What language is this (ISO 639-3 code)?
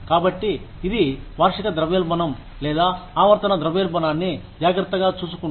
tel